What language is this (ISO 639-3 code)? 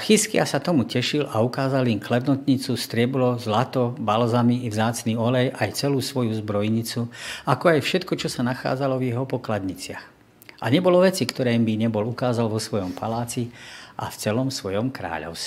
slk